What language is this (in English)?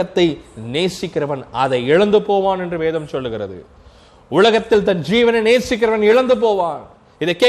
Tamil